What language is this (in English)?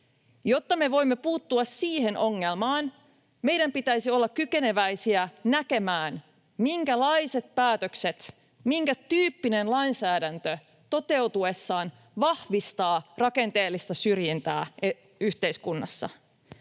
Finnish